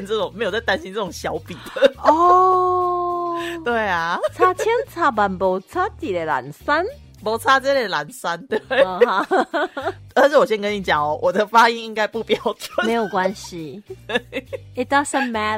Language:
Chinese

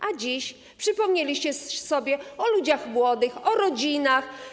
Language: Polish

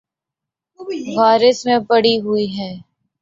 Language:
Urdu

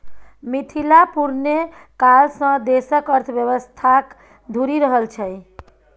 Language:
Maithili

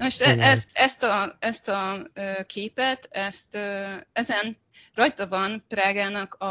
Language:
Hungarian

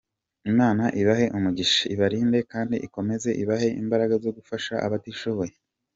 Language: Kinyarwanda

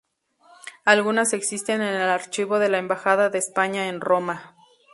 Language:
Spanish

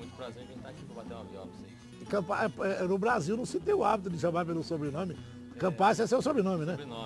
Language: Portuguese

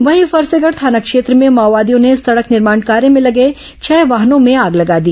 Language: Hindi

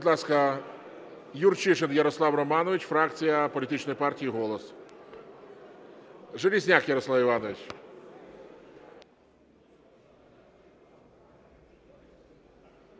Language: Ukrainian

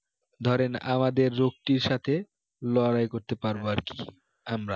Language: Bangla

